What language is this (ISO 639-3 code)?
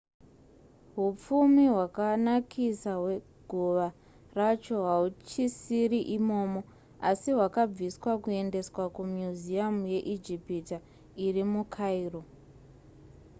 sna